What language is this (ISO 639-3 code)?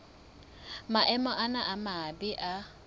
sot